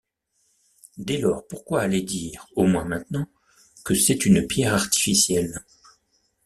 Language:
French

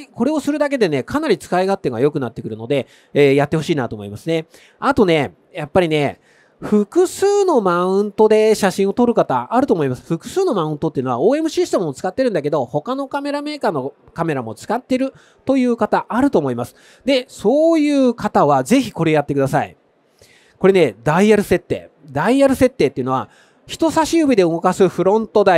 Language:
Japanese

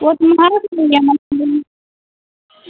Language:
Hindi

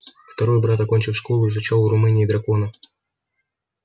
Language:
Russian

